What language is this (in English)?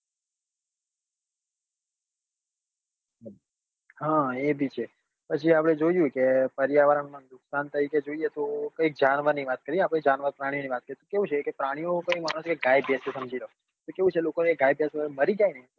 Gujarati